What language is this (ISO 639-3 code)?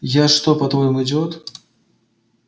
rus